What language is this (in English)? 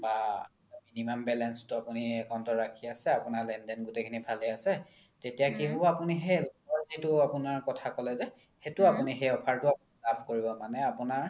Assamese